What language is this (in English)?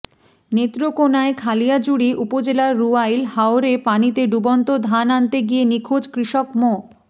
Bangla